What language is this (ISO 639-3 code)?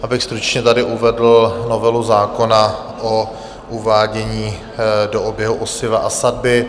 ces